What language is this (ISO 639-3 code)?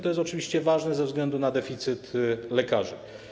pol